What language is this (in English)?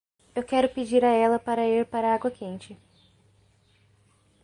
Portuguese